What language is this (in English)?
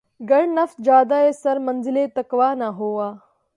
Urdu